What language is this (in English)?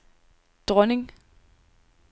Danish